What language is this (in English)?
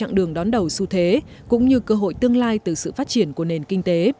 Vietnamese